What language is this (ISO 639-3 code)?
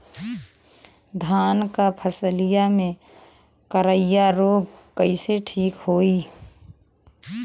bho